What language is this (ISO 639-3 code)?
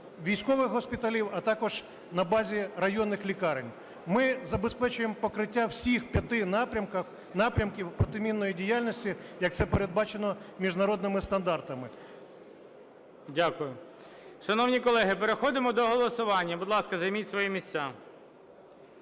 ukr